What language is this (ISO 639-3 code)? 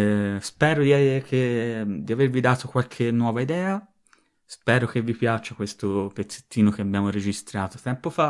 ita